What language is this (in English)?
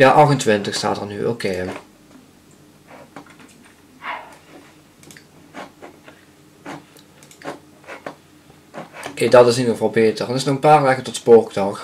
Dutch